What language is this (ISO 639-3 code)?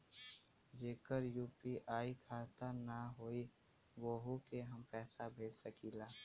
bho